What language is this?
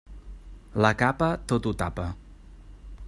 Catalan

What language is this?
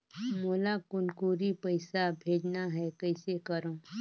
Chhattisgarhi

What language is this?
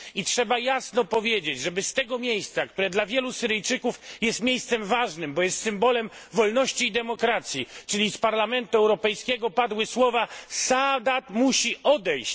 Polish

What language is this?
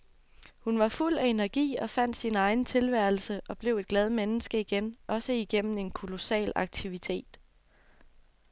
Danish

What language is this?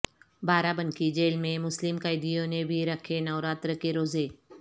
Urdu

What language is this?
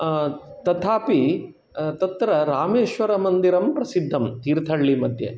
Sanskrit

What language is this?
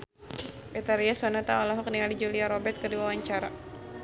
Sundanese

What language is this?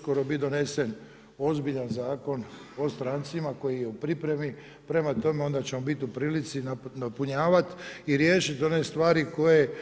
Croatian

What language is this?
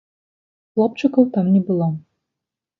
Belarusian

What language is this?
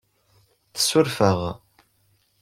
Kabyle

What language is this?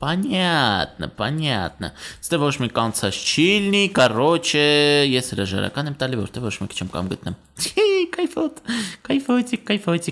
Romanian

